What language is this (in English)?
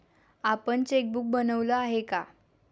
Marathi